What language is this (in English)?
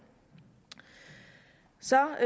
Danish